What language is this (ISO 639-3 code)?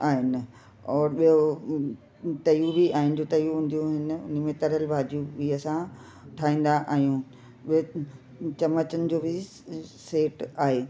snd